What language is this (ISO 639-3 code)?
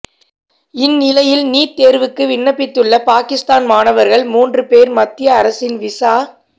tam